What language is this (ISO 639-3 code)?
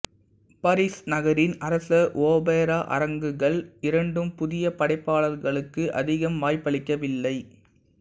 tam